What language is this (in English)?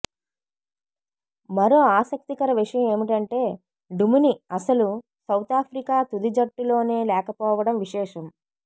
Telugu